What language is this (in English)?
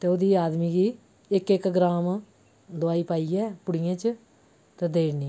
Dogri